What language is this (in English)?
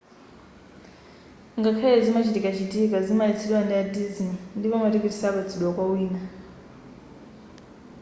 Nyanja